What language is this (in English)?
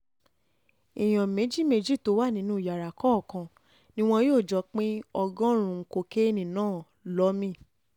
Yoruba